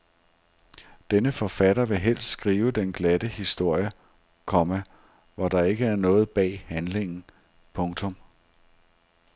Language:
Danish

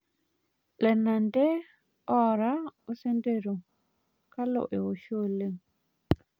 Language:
Masai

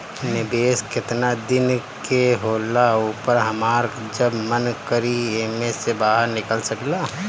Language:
Bhojpuri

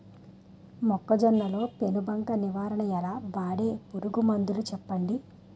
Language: Telugu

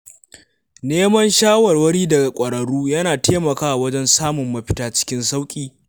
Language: Hausa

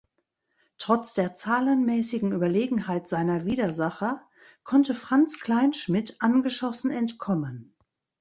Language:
German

